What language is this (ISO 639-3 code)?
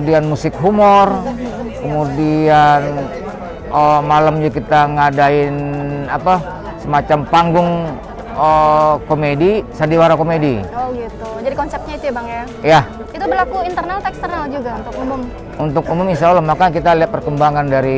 ind